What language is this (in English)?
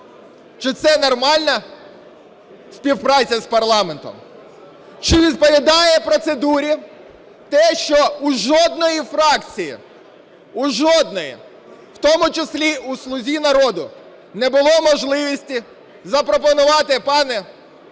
Ukrainian